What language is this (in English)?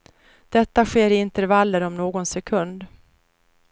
Swedish